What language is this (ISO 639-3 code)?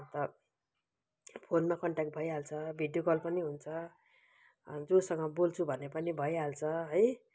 nep